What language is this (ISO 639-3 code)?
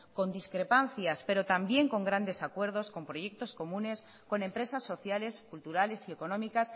spa